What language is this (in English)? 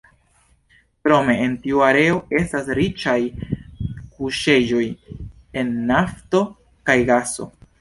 Esperanto